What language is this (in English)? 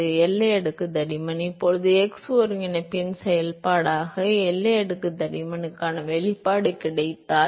Tamil